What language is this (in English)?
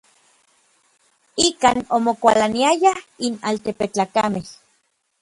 Orizaba Nahuatl